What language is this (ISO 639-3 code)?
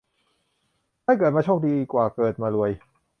tha